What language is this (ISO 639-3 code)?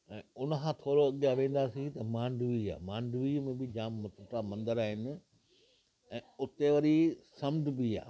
snd